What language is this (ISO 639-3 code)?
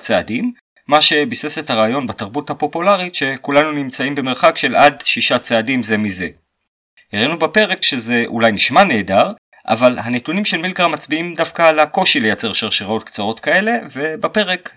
heb